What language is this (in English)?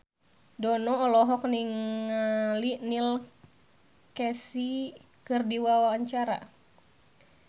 Sundanese